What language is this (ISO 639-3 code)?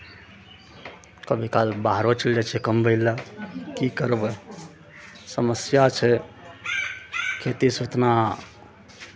mai